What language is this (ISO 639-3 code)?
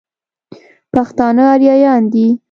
pus